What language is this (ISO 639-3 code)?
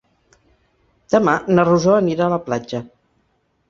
cat